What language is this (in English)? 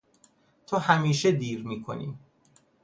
Persian